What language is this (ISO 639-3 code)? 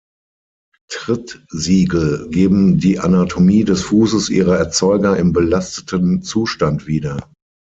deu